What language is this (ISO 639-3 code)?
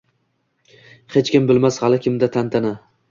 uzb